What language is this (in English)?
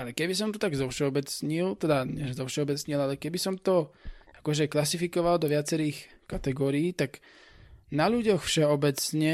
Slovak